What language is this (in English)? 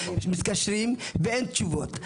Hebrew